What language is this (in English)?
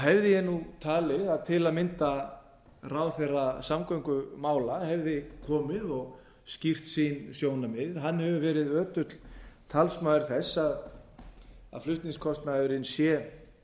Icelandic